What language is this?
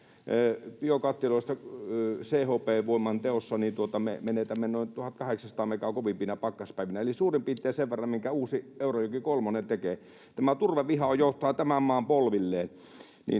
Finnish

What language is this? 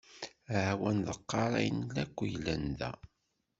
Kabyle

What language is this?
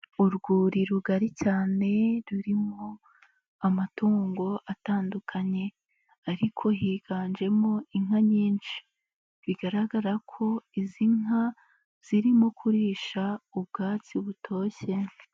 Kinyarwanda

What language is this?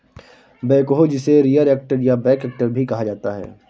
Hindi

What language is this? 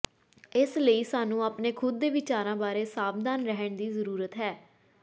Punjabi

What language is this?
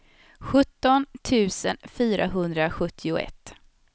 Swedish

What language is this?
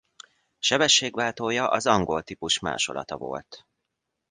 Hungarian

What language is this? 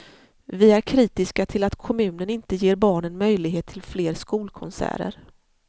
Swedish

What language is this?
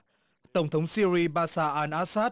Vietnamese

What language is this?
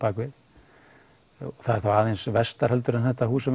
Icelandic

